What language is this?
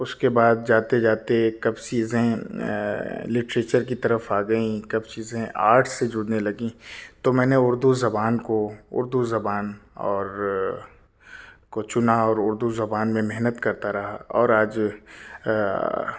Urdu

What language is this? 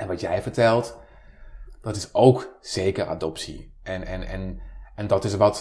Dutch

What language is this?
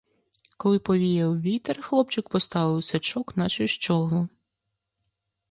Ukrainian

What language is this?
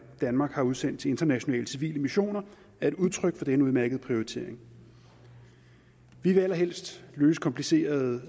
Danish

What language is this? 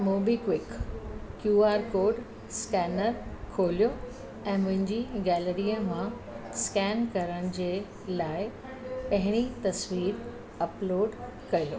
Sindhi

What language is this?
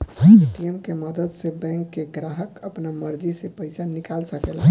Bhojpuri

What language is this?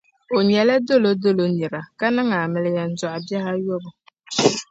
Dagbani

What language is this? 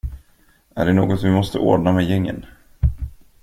Swedish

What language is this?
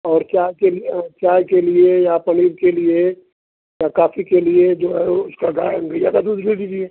Hindi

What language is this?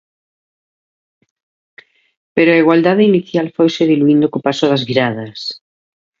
Galician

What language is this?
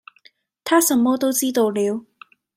Cantonese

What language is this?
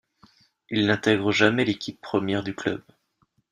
French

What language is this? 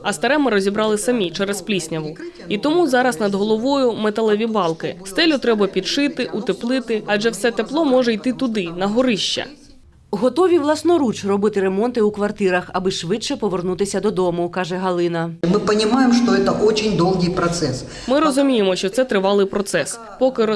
Ukrainian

